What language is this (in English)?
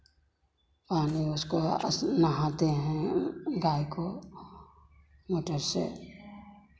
Hindi